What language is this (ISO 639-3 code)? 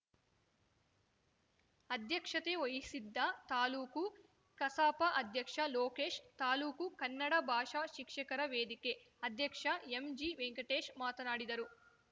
kan